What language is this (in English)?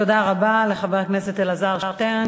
Hebrew